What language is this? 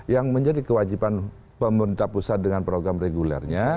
Indonesian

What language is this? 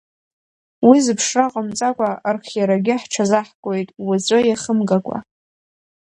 Abkhazian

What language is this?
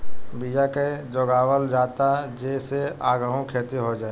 Bhojpuri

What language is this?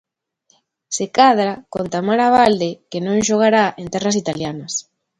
Galician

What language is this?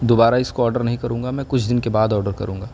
Urdu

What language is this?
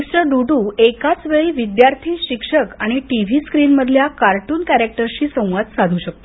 Marathi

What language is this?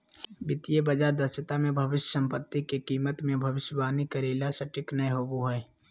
Magahi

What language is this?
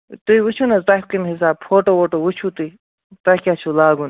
Kashmiri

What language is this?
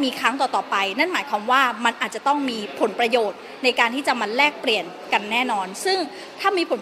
Thai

